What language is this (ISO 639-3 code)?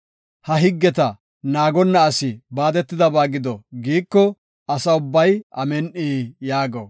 gof